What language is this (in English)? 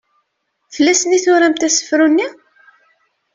Kabyle